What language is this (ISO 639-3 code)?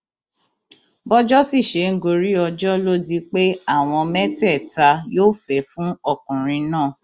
yor